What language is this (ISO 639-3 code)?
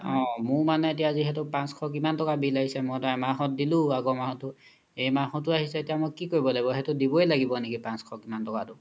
asm